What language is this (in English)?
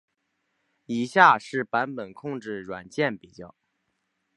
Chinese